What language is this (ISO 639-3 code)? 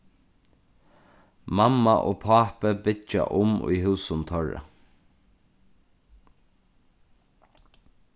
fao